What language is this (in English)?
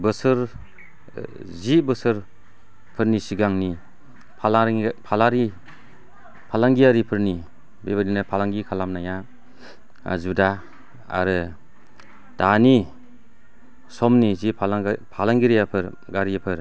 Bodo